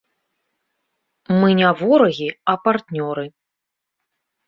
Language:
Belarusian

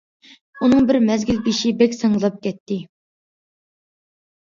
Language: Uyghur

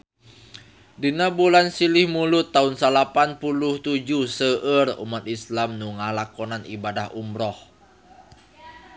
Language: Sundanese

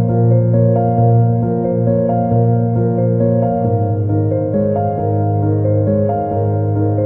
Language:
Persian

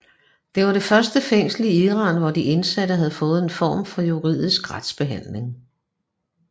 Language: Danish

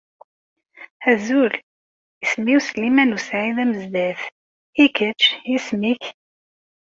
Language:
Kabyle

